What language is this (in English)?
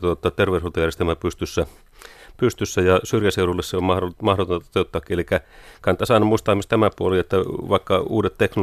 Finnish